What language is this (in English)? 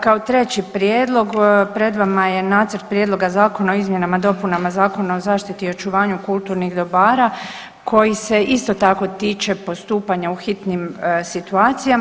Croatian